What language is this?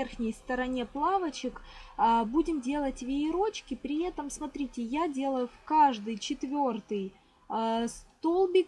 Russian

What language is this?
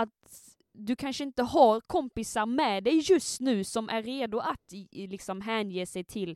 Swedish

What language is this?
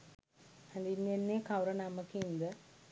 Sinhala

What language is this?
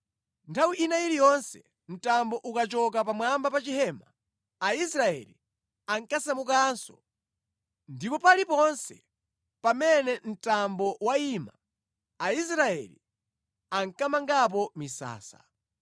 Nyanja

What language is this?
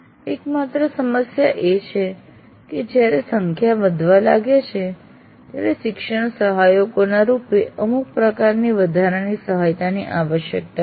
Gujarati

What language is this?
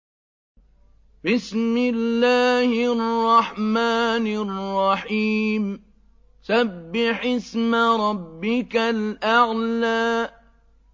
Arabic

